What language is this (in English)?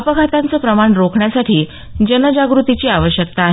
Marathi